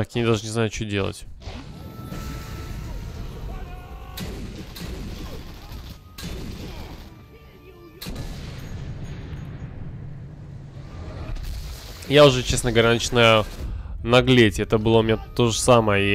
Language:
Russian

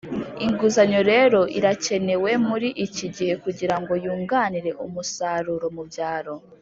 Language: Kinyarwanda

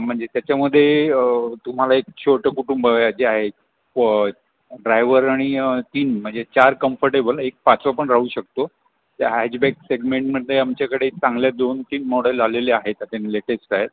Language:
Marathi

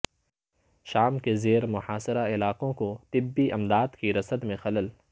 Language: Urdu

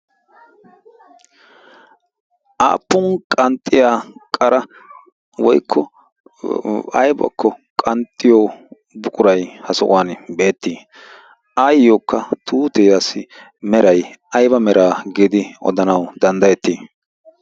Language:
Wolaytta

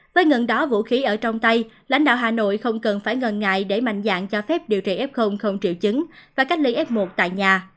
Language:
Vietnamese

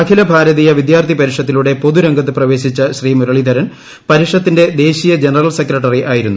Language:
Malayalam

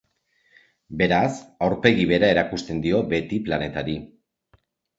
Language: Basque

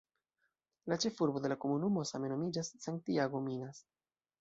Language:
Esperanto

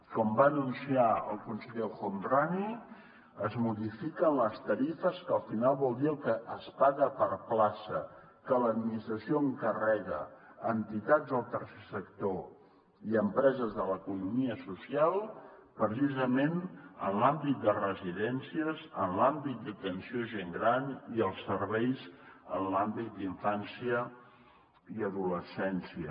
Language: Catalan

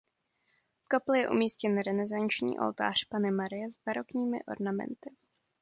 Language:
Czech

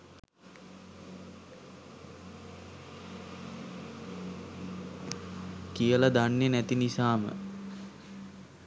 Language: Sinhala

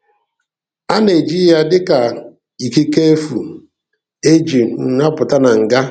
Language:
Igbo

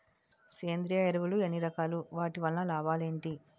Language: Telugu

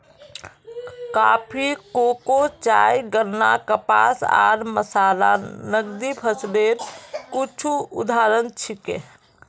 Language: Magahi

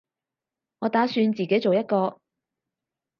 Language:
Cantonese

